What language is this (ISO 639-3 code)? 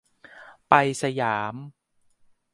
tha